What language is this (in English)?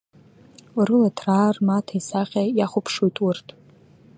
Abkhazian